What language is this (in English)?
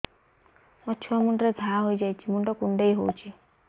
Odia